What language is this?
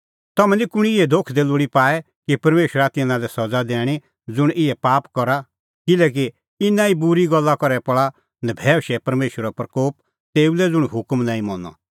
Kullu Pahari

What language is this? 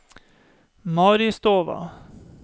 Norwegian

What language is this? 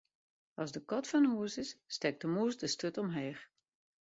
Western Frisian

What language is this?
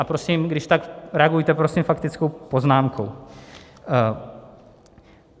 Czech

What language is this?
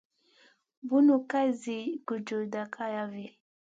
Masana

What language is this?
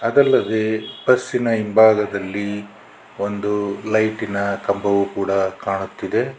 Kannada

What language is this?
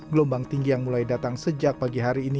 Indonesian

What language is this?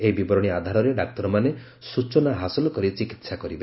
Odia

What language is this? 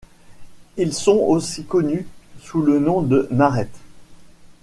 French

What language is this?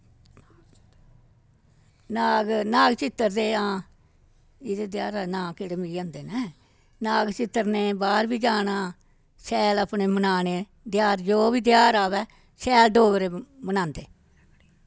Dogri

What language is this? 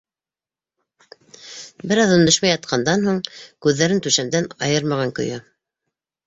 Bashkir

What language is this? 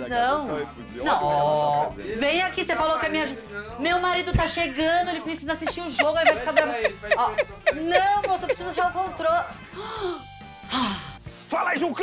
Portuguese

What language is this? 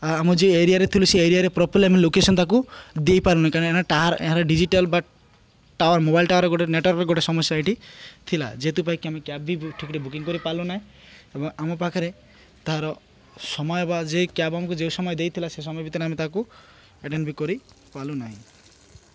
Odia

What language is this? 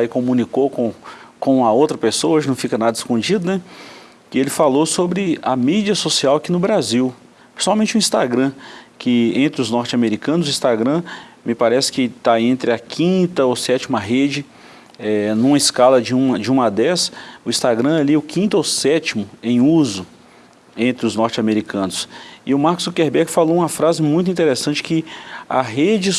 Portuguese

